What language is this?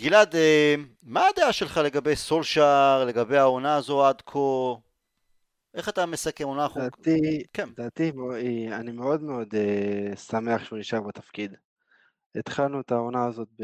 Hebrew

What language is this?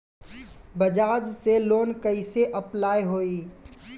Bhojpuri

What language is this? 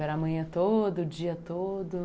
Portuguese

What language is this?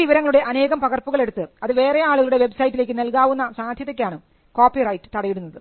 Malayalam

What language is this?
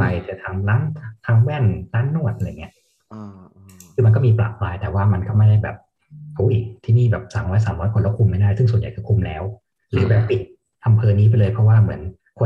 Thai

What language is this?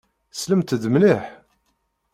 Kabyle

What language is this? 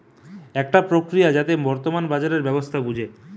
Bangla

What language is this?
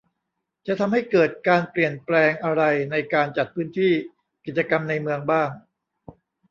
Thai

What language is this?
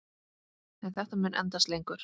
Icelandic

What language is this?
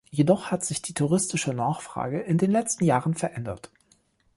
German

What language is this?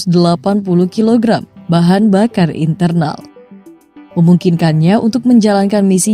Indonesian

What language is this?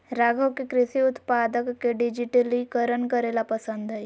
Magahi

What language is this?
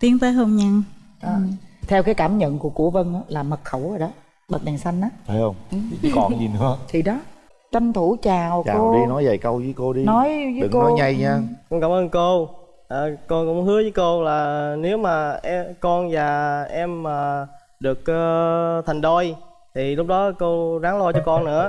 Vietnamese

